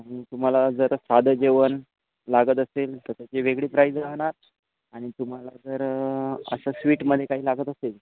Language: Marathi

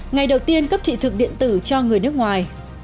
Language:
Vietnamese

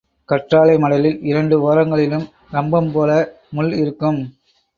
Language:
Tamil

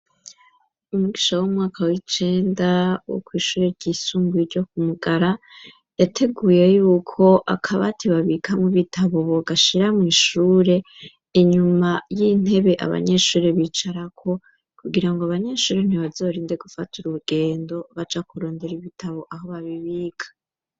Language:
Rundi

